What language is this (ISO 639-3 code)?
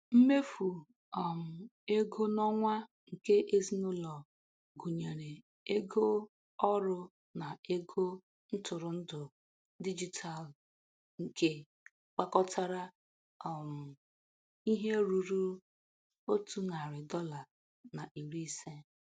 ibo